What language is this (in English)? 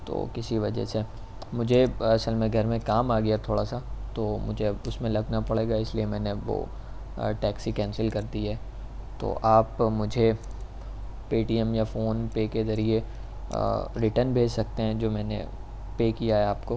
Urdu